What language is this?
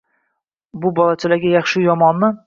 Uzbek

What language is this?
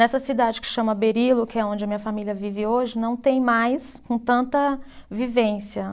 Portuguese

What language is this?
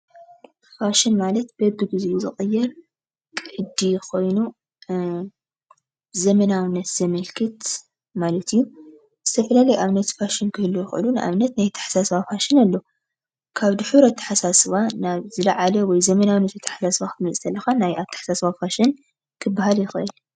Tigrinya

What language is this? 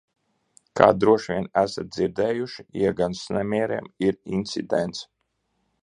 Latvian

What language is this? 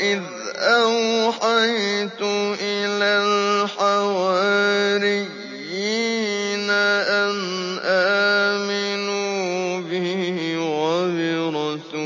Arabic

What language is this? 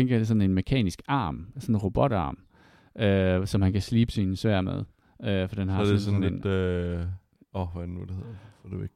Danish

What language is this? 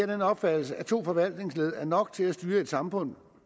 Danish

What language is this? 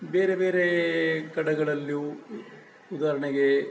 Kannada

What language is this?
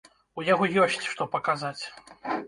Belarusian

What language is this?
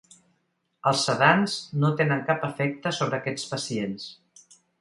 Catalan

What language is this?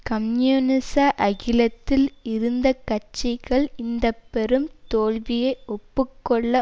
Tamil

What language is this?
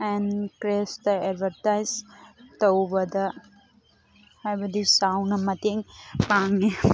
Manipuri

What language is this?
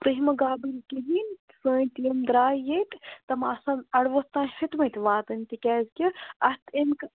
Kashmiri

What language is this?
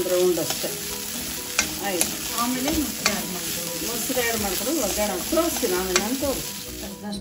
Spanish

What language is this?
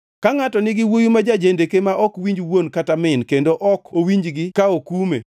Luo (Kenya and Tanzania)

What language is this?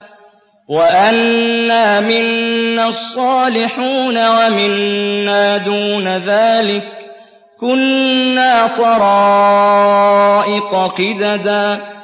Arabic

